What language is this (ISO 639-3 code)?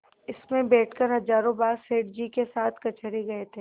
hin